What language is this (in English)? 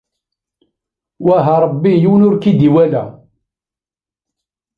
Kabyle